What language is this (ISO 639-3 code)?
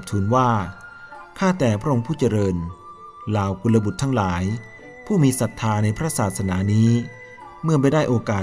tha